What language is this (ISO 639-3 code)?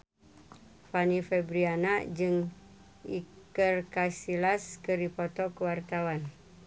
sun